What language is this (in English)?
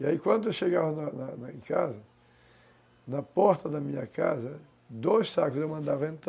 Portuguese